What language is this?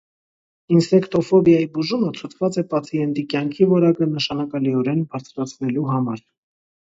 Armenian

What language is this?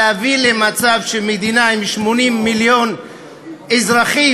Hebrew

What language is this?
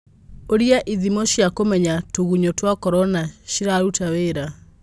Kikuyu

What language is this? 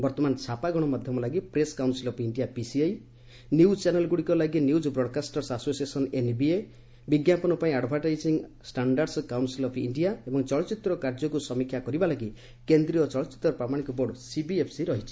Odia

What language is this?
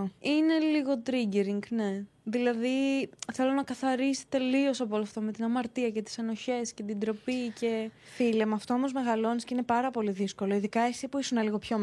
Greek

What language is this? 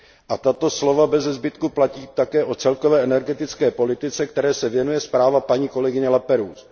Czech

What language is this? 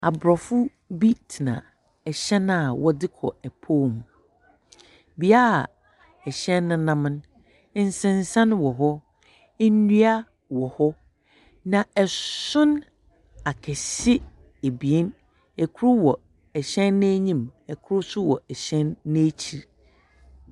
Akan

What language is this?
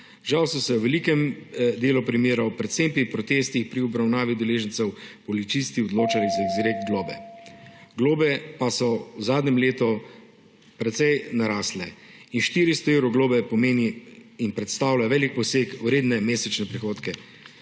Slovenian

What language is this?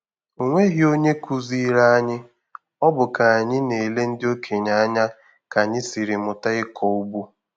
Igbo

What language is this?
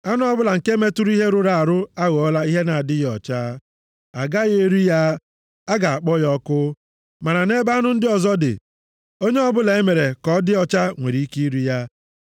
Igbo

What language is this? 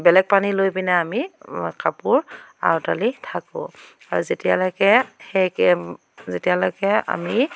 Assamese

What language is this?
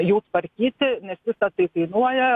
Lithuanian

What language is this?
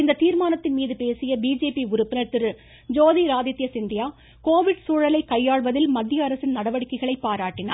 Tamil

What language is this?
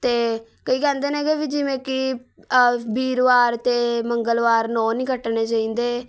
Punjabi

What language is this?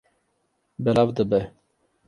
Kurdish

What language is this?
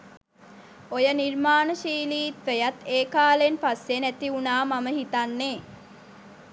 Sinhala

